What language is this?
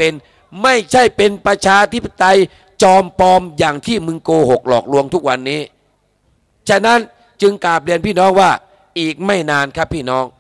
Thai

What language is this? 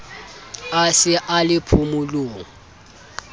Southern Sotho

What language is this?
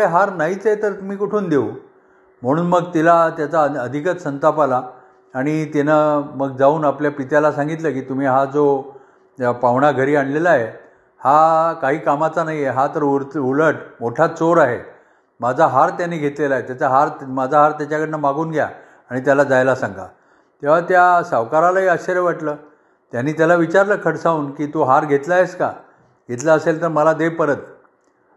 Marathi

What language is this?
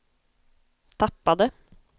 Swedish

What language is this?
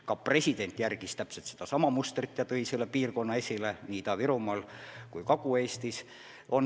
Estonian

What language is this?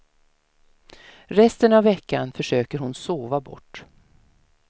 Swedish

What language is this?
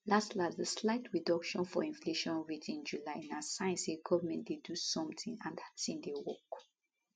Nigerian Pidgin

